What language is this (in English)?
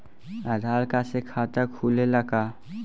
Bhojpuri